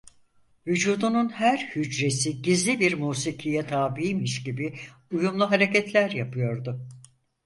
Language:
Turkish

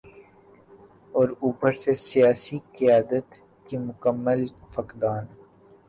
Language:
Urdu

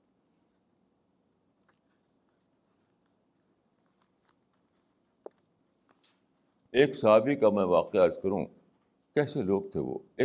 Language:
Urdu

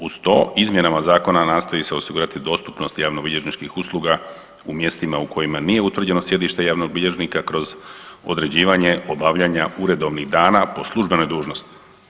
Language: Croatian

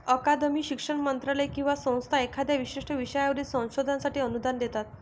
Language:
Marathi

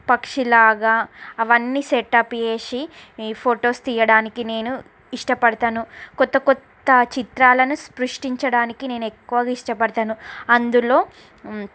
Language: Telugu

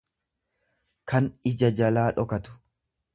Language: Oromo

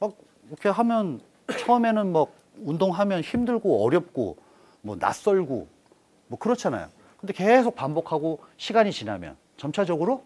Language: Korean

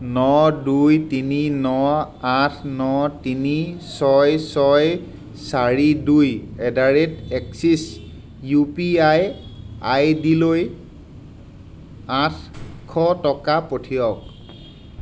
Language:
Assamese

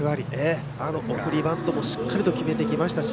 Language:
Japanese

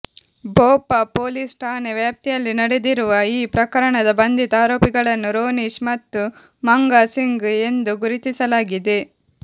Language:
Kannada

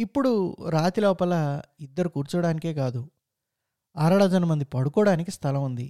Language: Telugu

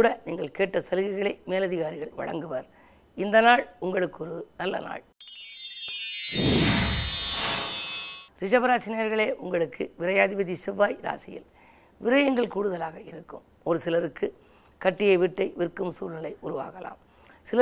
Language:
Tamil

